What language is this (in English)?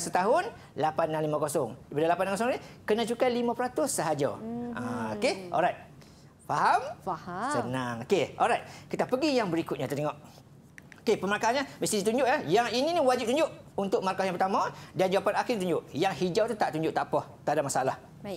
Malay